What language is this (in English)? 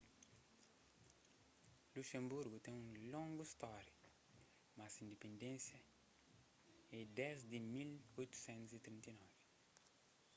Kabuverdianu